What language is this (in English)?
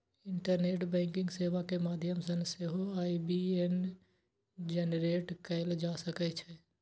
Maithili